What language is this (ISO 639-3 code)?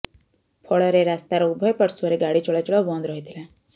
ori